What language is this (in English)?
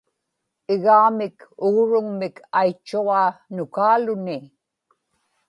Inupiaq